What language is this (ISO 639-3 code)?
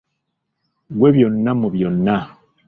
lug